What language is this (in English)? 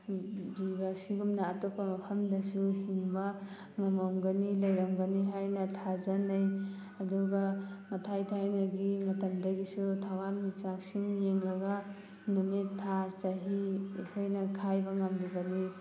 Manipuri